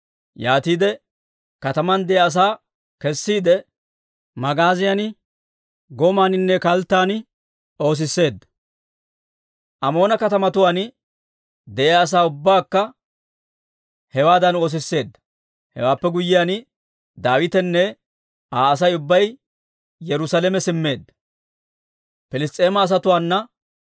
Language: Dawro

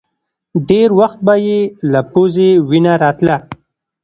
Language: Pashto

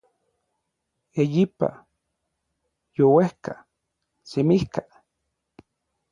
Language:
Orizaba Nahuatl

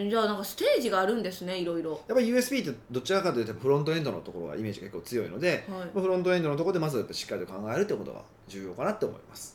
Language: Japanese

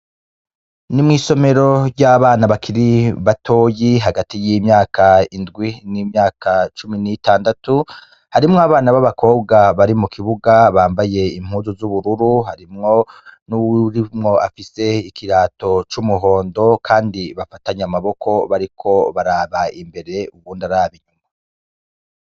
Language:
Rundi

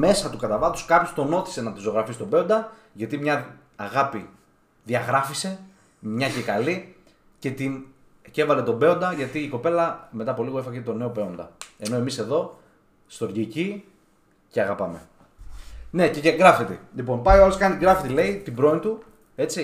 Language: Greek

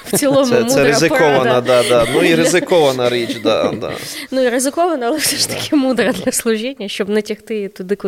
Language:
Ukrainian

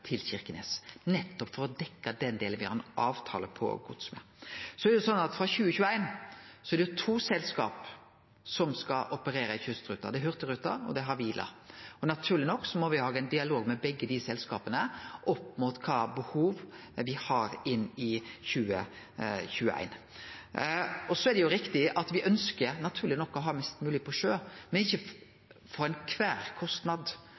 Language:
Norwegian Nynorsk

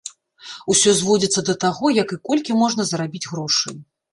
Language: Belarusian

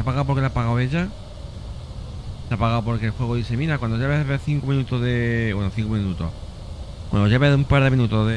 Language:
Spanish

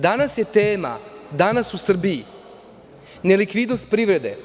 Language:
Serbian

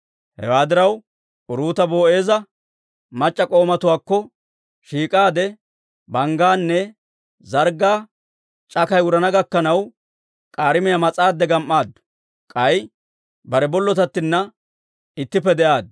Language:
Dawro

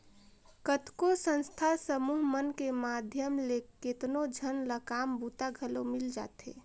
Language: Chhattisgarhi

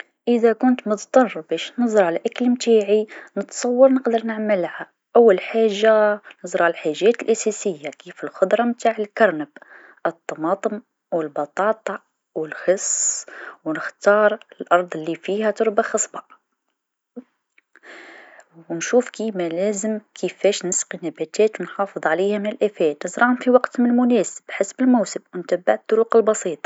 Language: Tunisian Arabic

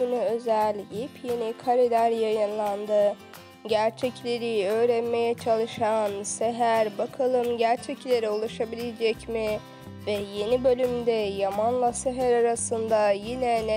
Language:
Turkish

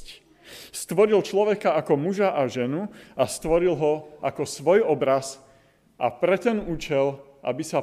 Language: Slovak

